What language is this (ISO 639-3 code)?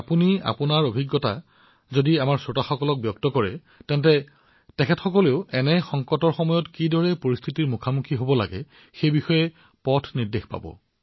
asm